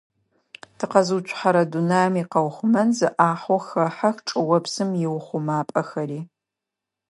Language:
Adyghe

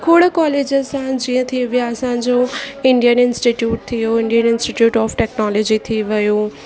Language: Sindhi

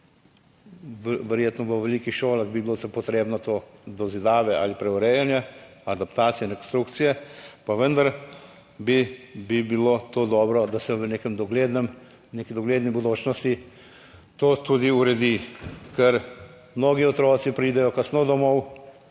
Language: Slovenian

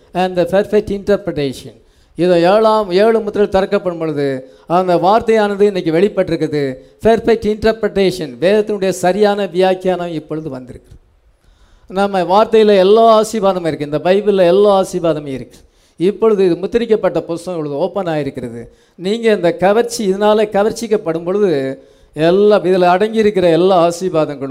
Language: English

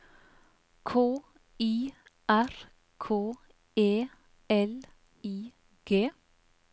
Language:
Norwegian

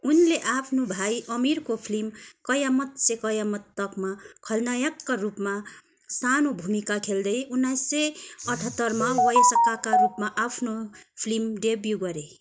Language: Nepali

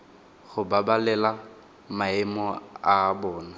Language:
Tswana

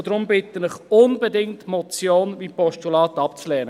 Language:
Swiss German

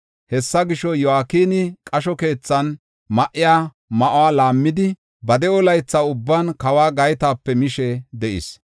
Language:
Gofa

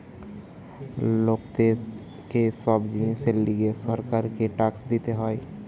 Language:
Bangla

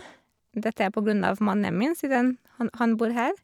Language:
Norwegian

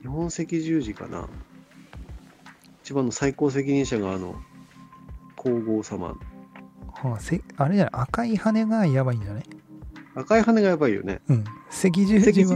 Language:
Japanese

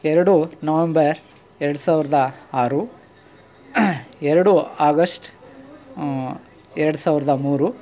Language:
Kannada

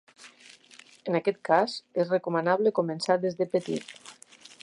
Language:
Catalan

